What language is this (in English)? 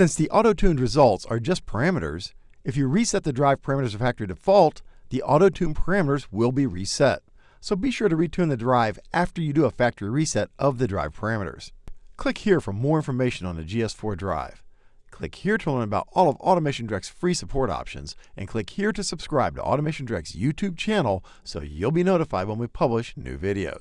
English